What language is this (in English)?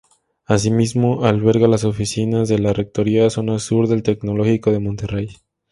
Spanish